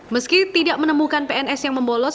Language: Indonesian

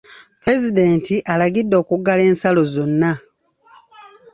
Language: Ganda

